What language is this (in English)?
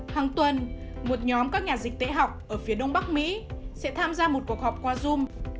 Vietnamese